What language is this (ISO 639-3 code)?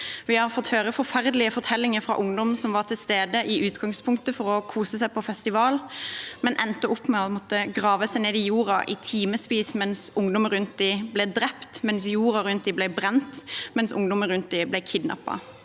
nor